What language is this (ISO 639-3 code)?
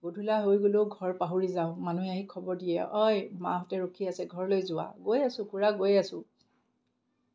asm